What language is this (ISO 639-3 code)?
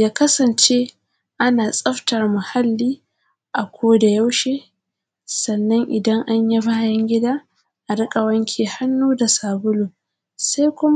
hau